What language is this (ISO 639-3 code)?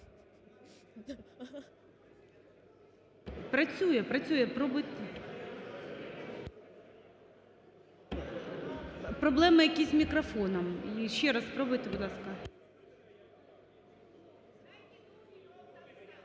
ukr